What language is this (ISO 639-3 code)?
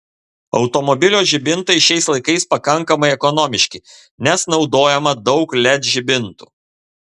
lit